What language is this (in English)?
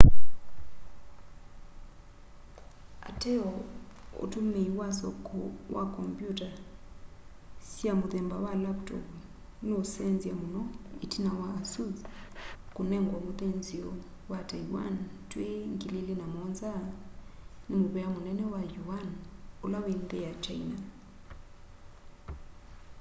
Kamba